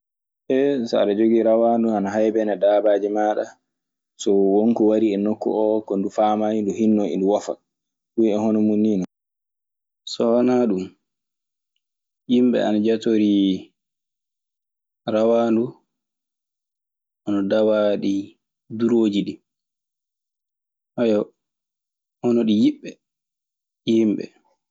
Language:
Maasina Fulfulde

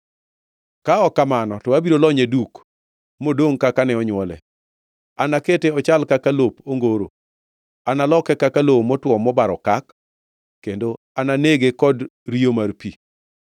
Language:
Luo (Kenya and Tanzania)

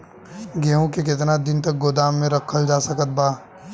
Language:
Bhojpuri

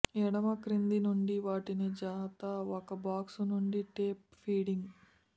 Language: Telugu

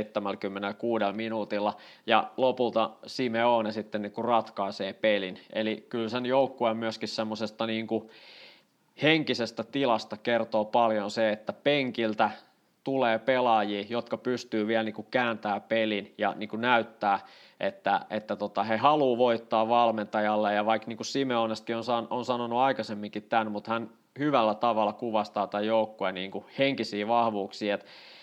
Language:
Finnish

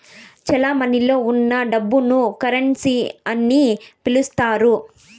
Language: Telugu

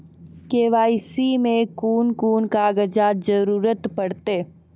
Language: Maithili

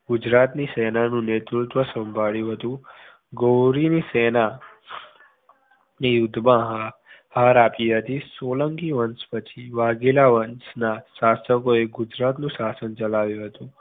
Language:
Gujarati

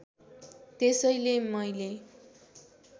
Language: Nepali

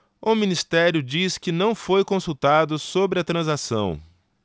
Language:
Portuguese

